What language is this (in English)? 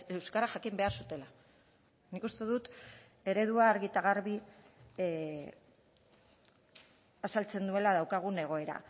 Basque